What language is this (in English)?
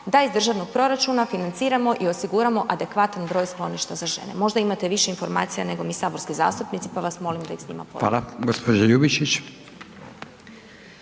Croatian